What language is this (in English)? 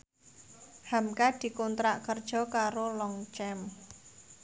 Javanese